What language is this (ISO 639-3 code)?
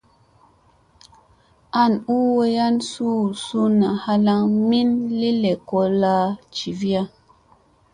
mse